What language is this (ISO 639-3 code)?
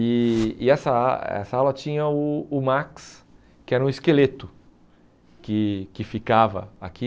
por